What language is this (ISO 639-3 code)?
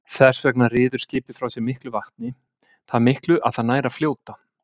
isl